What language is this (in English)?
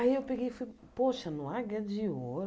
Portuguese